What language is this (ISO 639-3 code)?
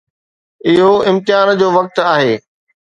snd